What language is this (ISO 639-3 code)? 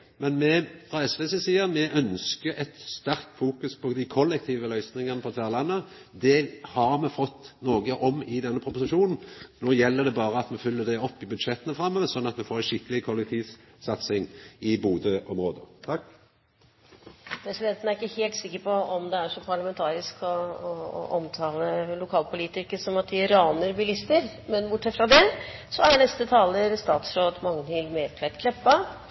nno